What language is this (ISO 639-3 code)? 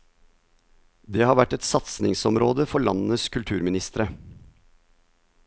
nor